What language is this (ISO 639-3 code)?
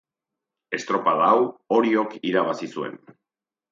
eus